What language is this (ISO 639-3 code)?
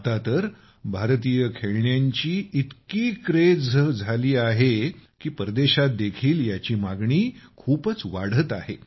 mar